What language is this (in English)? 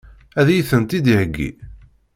Kabyle